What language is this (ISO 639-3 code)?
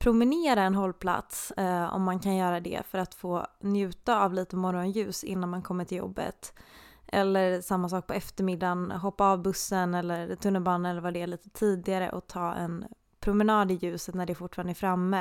swe